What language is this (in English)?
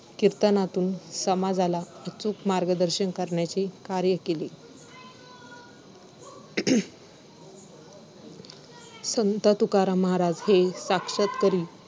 Marathi